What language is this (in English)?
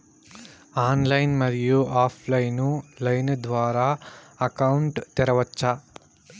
Telugu